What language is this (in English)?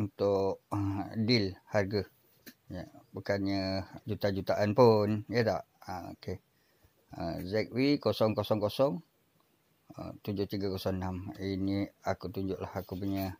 Malay